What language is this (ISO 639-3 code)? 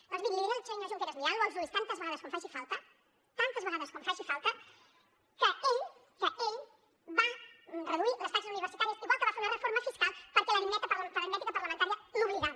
cat